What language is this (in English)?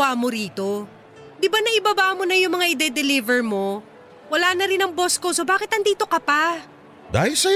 Filipino